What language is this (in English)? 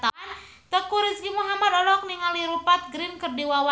Sundanese